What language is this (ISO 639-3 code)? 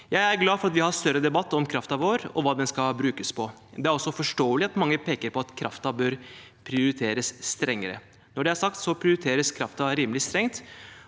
nor